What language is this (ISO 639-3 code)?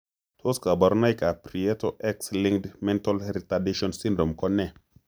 kln